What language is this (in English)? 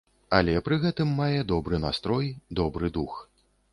Belarusian